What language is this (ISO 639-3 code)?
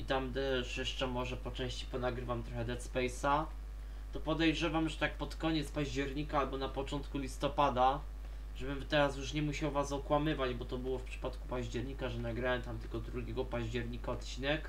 pol